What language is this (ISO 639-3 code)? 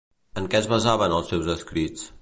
cat